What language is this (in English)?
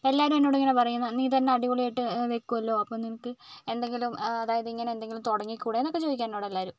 Malayalam